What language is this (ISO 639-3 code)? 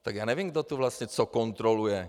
ces